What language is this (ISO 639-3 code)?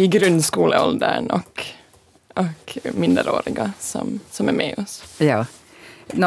swe